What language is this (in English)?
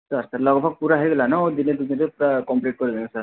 Odia